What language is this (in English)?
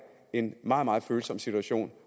Danish